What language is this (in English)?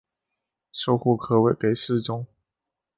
Chinese